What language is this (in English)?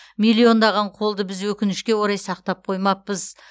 Kazakh